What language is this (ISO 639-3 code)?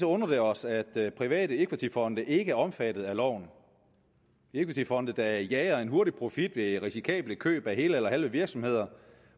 dan